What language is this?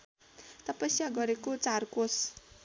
Nepali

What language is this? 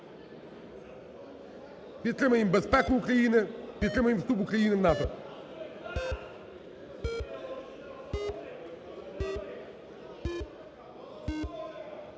Ukrainian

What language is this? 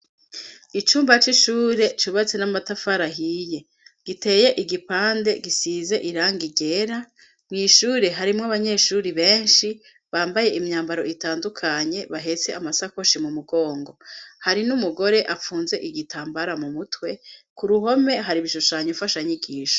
Rundi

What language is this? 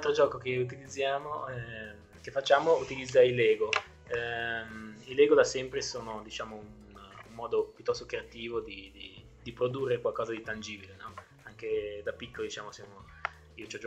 Italian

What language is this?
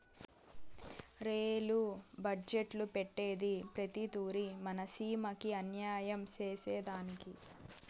Telugu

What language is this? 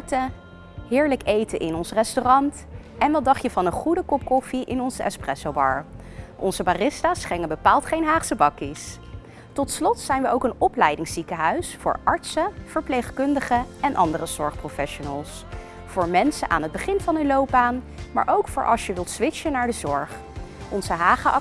Dutch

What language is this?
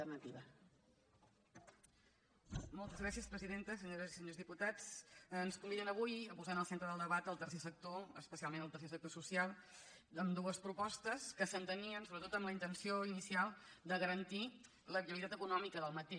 Catalan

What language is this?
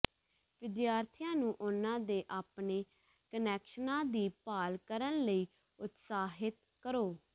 Punjabi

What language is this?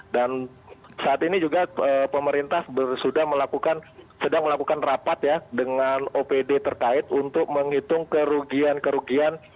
Indonesian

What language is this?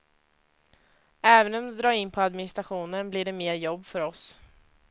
Swedish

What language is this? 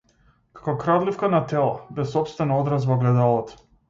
Macedonian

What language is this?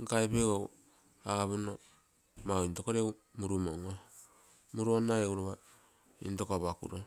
Terei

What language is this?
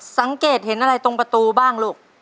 Thai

